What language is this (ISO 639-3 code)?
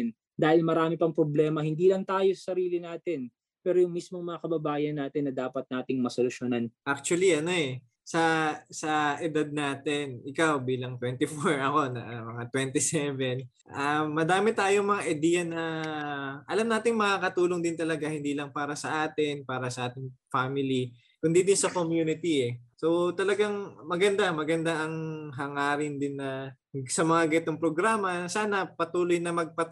fil